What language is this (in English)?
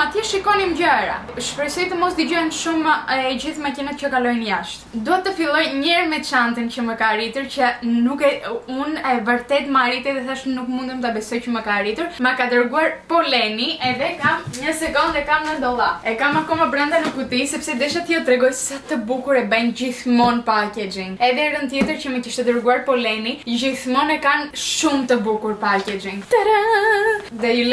Romanian